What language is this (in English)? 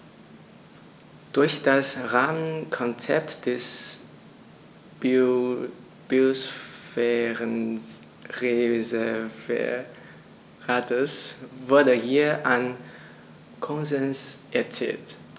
German